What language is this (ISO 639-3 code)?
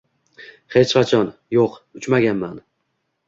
uzb